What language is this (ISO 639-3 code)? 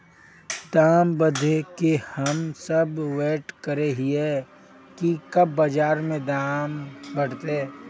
mag